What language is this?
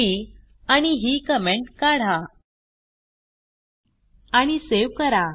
Marathi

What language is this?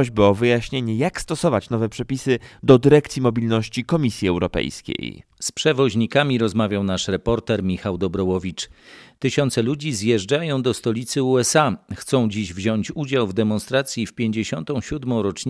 Polish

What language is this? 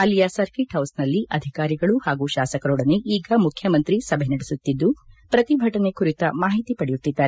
Kannada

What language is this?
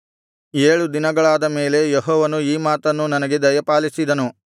Kannada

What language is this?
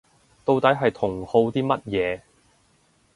Cantonese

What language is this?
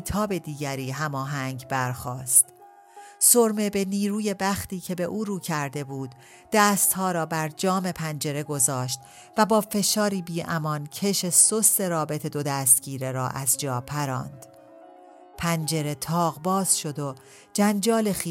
Persian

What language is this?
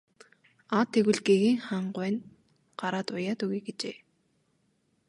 Mongolian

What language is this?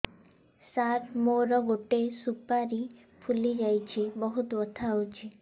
Odia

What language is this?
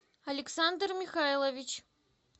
Russian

